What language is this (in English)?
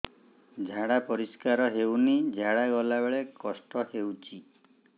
Odia